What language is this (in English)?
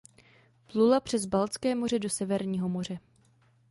Czech